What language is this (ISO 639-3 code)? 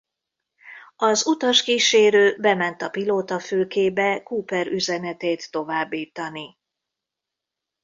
hun